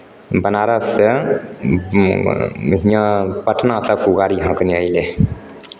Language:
Maithili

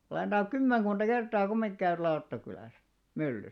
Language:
Finnish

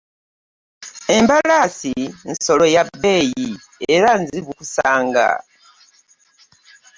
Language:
Ganda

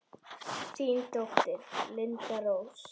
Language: Icelandic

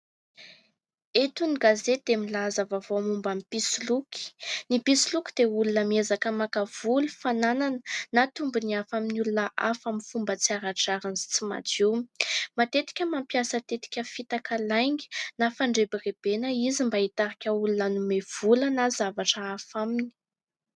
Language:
Malagasy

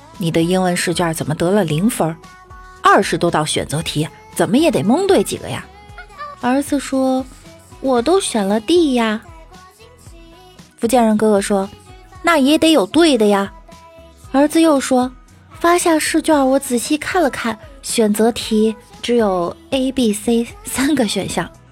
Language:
Chinese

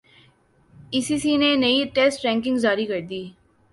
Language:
Urdu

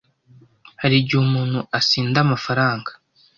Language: Kinyarwanda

